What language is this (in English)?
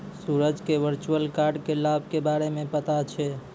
Maithili